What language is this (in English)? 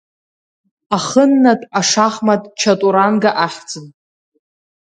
Abkhazian